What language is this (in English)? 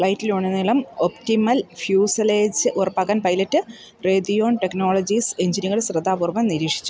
Malayalam